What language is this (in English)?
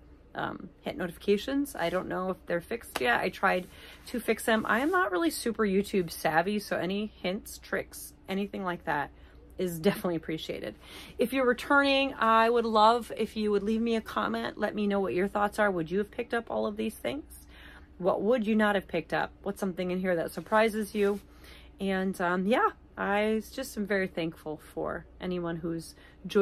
English